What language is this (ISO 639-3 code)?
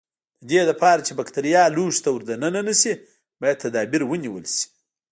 pus